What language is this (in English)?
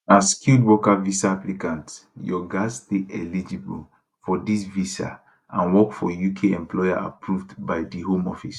Nigerian Pidgin